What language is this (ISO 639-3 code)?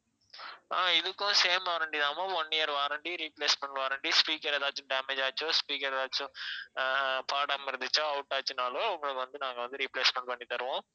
tam